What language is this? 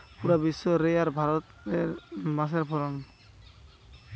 Bangla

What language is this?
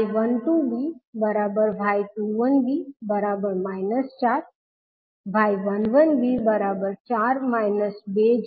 Gujarati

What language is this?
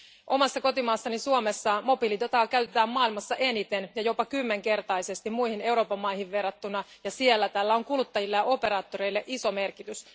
Finnish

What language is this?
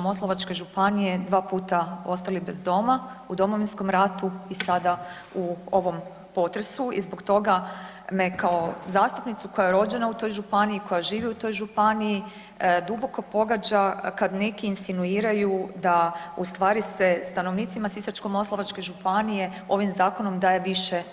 Croatian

